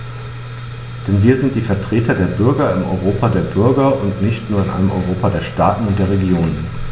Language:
German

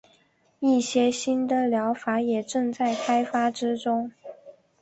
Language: Chinese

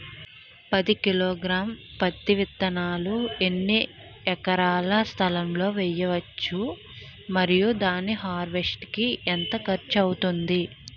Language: Telugu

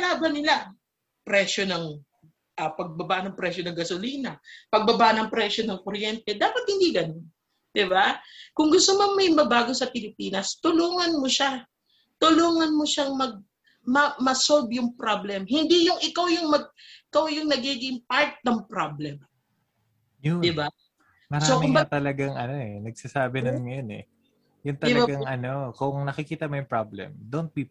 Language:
Filipino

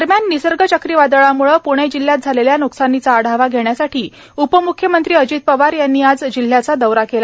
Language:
Marathi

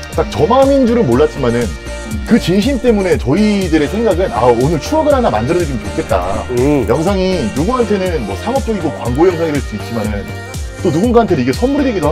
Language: Korean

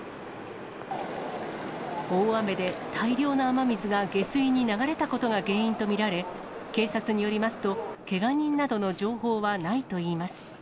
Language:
Japanese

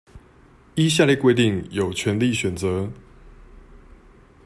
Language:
Chinese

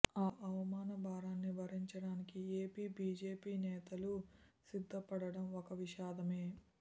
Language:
Telugu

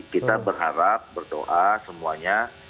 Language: Indonesian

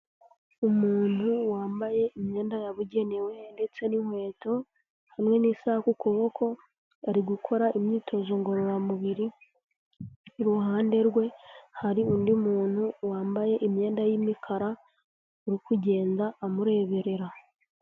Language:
Kinyarwanda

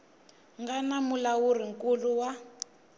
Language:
Tsonga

